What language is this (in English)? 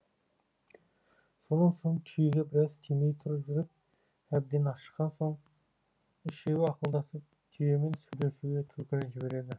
Kazakh